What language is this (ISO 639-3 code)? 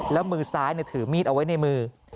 tha